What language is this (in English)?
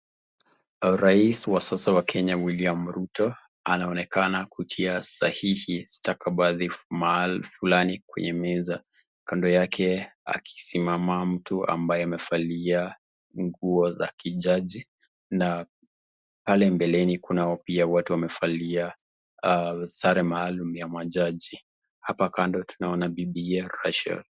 Swahili